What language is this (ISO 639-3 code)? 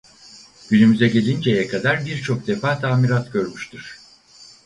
tur